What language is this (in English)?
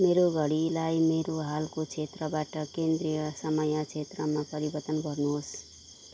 Nepali